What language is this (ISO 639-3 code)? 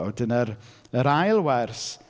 cym